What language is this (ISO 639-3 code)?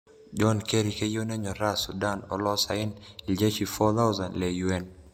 mas